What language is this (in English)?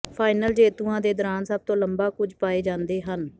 Punjabi